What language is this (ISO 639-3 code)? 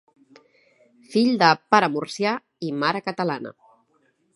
cat